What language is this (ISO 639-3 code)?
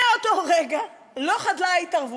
heb